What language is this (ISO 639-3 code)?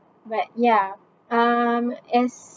eng